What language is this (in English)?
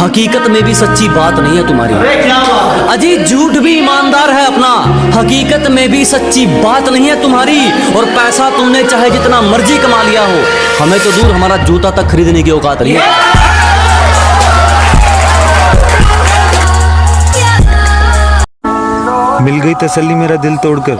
Hindi